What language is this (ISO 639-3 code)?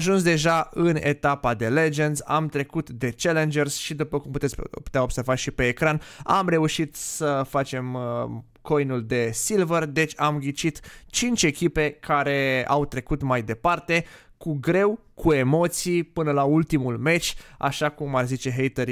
ron